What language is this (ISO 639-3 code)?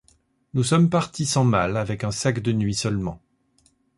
fra